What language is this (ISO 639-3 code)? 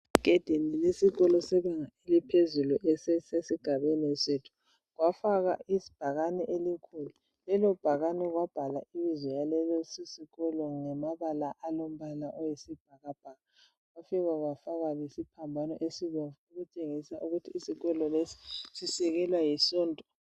nde